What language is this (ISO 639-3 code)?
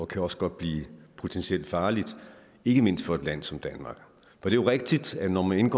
dan